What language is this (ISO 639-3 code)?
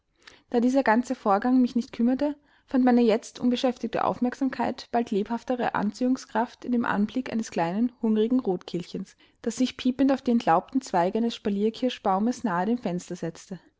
deu